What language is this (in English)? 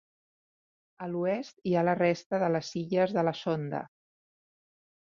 Catalan